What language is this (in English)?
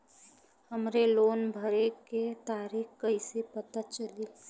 Bhojpuri